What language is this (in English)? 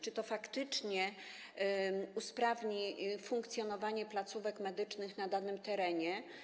Polish